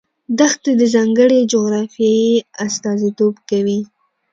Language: Pashto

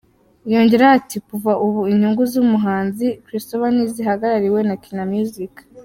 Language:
Kinyarwanda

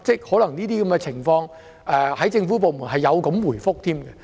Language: Cantonese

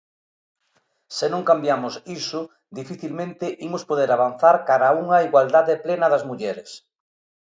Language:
Galician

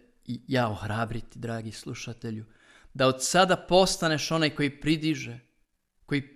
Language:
Croatian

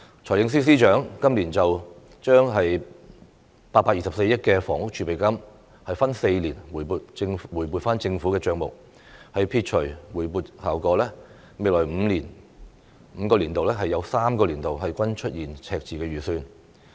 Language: Cantonese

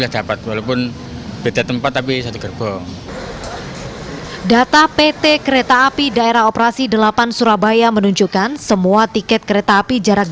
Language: Indonesian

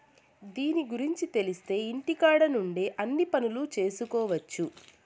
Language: Telugu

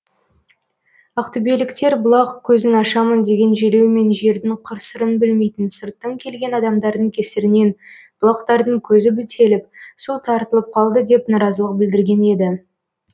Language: Kazakh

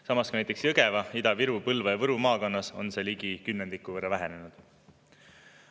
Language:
Estonian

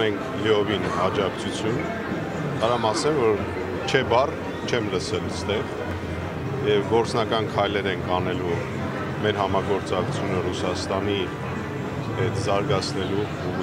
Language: Turkish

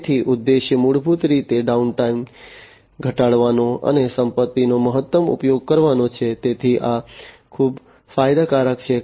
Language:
Gujarati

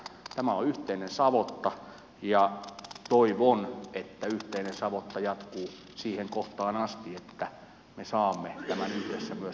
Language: Finnish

